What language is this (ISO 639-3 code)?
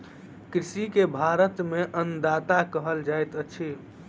mai